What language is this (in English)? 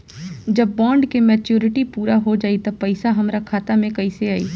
Bhojpuri